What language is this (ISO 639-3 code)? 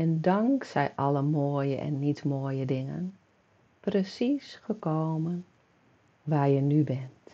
nld